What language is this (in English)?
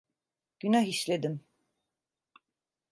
Turkish